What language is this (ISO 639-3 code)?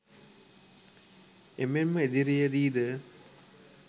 sin